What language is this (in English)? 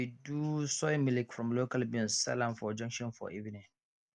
Nigerian Pidgin